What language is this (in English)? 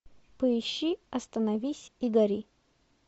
Russian